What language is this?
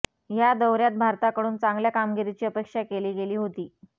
Marathi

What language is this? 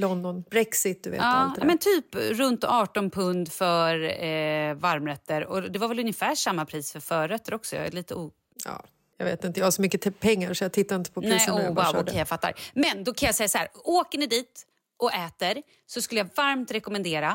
Swedish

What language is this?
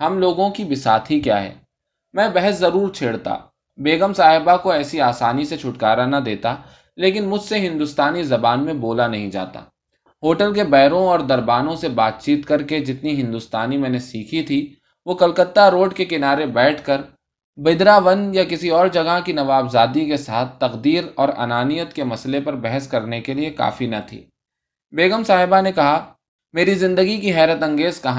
Urdu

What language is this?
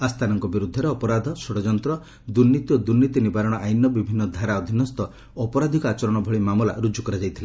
Odia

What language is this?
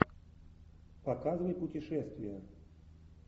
Russian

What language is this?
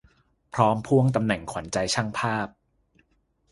Thai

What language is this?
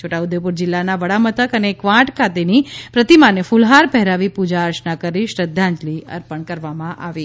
Gujarati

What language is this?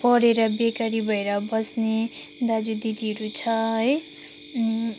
Nepali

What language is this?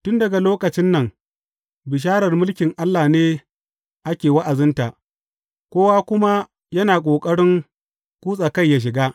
Hausa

